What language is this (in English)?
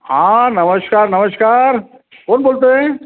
Marathi